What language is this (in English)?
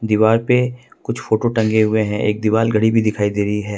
Hindi